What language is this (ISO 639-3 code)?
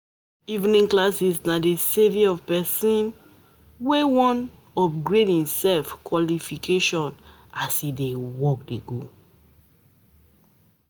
pcm